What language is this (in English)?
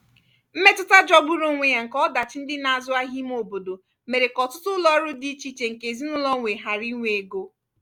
Igbo